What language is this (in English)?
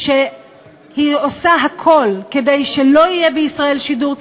Hebrew